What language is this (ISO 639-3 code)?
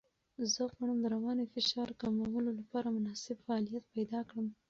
pus